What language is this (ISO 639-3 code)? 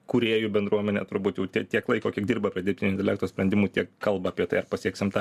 lit